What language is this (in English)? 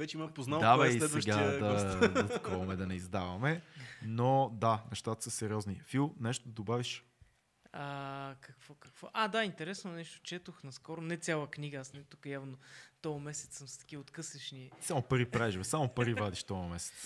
Bulgarian